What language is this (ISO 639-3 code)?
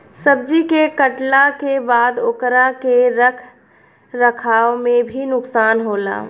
bho